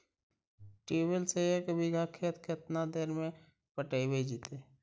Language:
Magahi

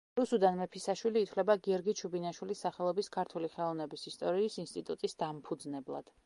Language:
Georgian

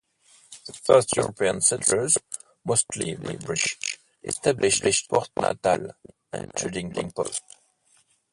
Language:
English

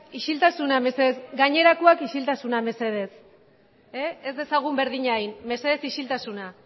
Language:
Basque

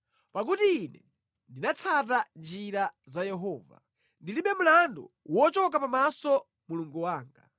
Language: Nyanja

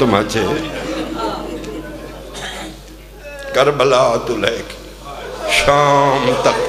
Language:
Arabic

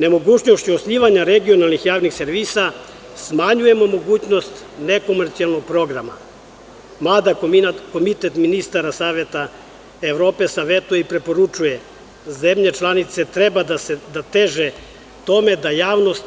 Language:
Serbian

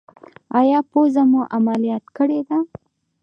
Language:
Pashto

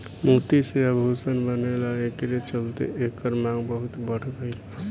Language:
Bhojpuri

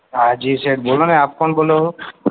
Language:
Gujarati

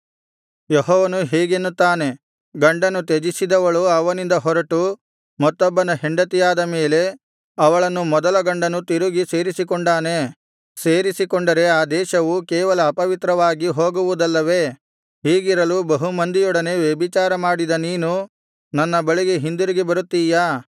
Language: Kannada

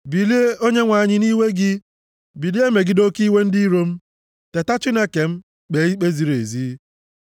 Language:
Igbo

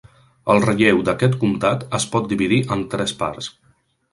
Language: Catalan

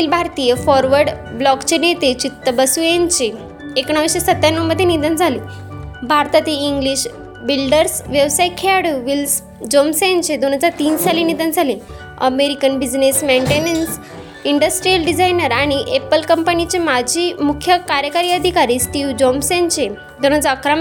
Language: Marathi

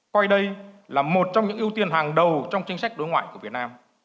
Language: Vietnamese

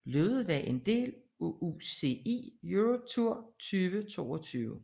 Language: Danish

